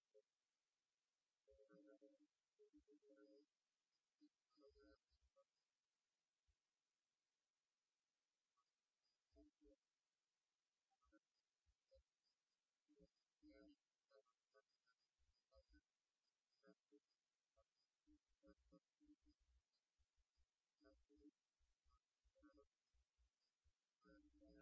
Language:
English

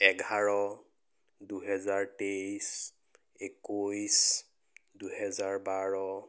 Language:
Assamese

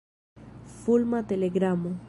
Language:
Esperanto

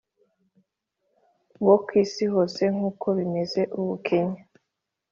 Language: Kinyarwanda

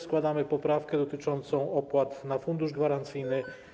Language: Polish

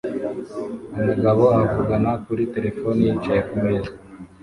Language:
Kinyarwanda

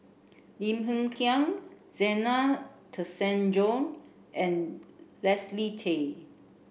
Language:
English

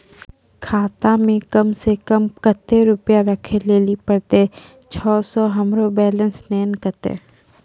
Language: Maithili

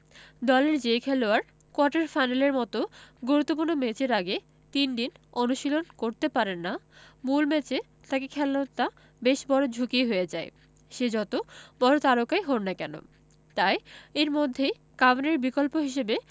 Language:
Bangla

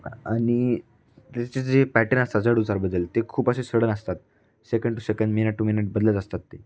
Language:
Marathi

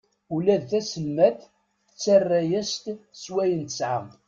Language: Kabyle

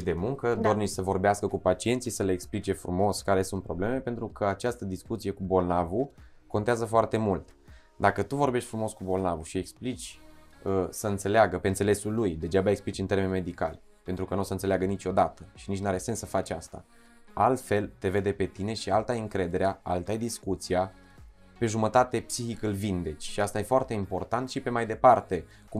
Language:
Romanian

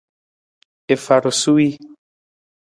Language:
Nawdm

